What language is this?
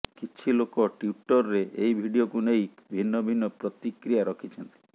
Odia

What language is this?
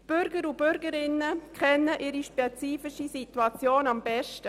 Swiss German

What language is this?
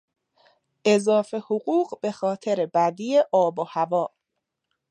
Persian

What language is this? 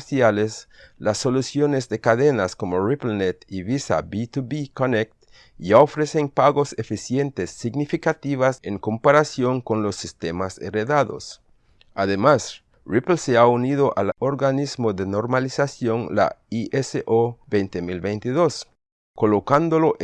Spanish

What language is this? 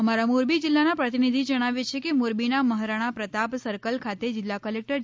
Gujarati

